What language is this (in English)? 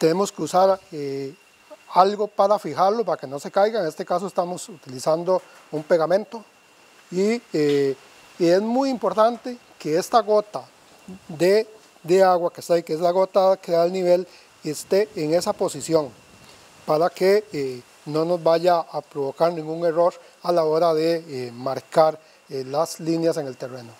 Spanish